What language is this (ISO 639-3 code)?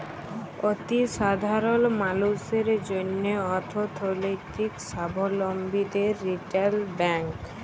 ben